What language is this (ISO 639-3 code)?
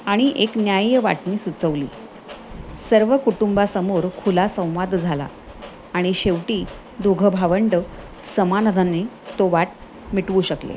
mar